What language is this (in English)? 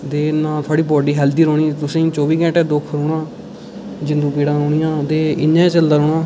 Dogri